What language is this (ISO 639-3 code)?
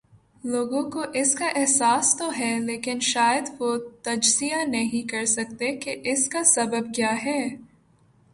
urd